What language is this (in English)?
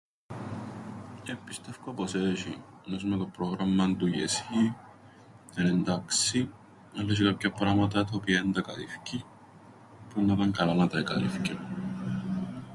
Greek